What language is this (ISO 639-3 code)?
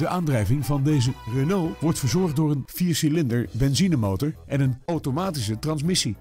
nld